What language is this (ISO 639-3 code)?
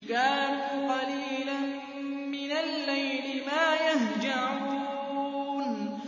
ara